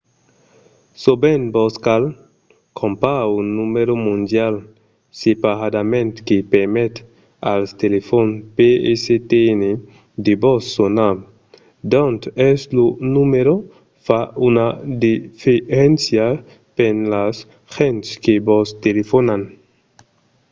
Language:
Occitan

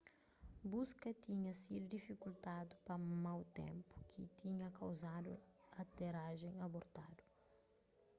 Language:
Kabuverdianu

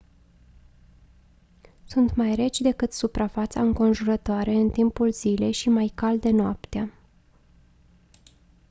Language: Romanian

